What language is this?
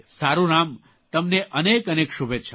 Gujarati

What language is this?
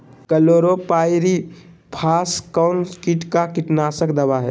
Magahi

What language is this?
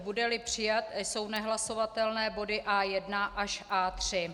Czech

